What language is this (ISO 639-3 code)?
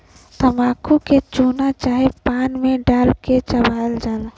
bho